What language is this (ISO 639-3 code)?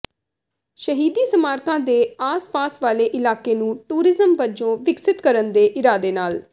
pan